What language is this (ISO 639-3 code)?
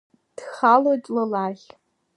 abk